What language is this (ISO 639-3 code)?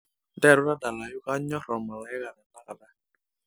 mas